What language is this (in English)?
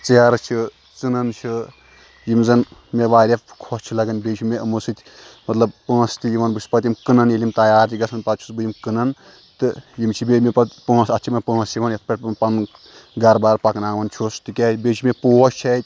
Kashmiri